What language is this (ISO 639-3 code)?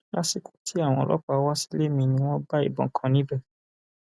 yor